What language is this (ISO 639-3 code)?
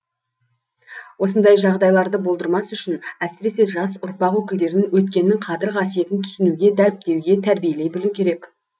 kaz